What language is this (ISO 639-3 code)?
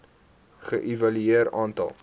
afr